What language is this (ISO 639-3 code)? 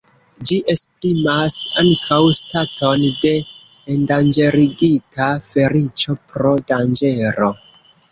epo